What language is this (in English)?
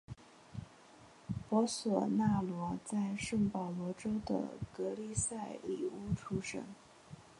Chinese